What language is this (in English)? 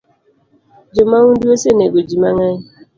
Luo (Kenya and Tanzania)